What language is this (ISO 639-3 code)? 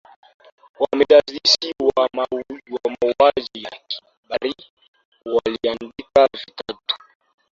swa